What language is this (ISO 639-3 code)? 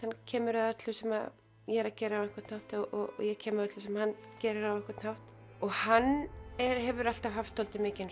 isl